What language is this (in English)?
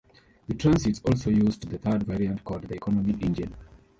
English